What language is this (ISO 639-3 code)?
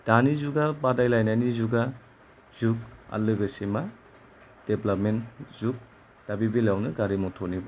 brx